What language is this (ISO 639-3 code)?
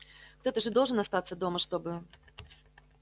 rus